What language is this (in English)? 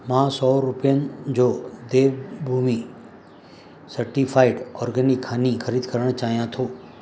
Sindhi